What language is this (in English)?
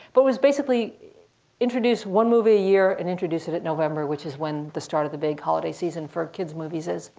English